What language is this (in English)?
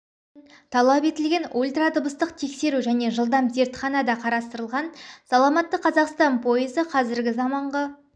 Kazakh